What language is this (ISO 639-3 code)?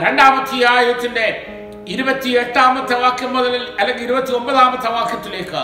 mal